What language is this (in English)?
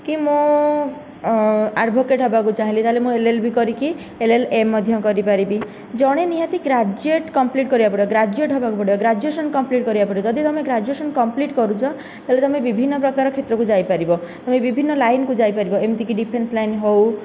Odia